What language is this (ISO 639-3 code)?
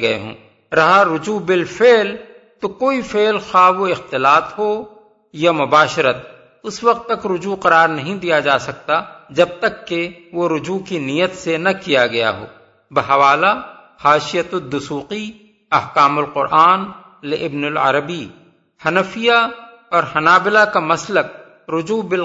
urd